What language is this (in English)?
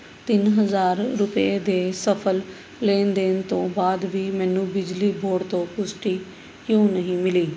Punjabi